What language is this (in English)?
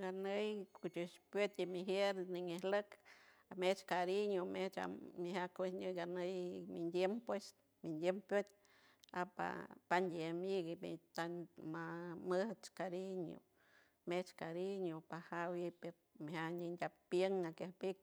San Francisco Del Mar Huave